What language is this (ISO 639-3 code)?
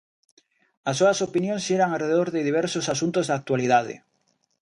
glg